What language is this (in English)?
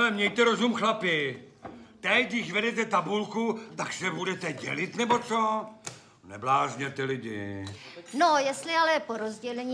Czech